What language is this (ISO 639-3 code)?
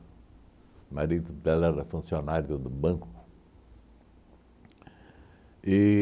por